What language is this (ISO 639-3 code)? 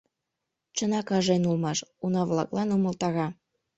chm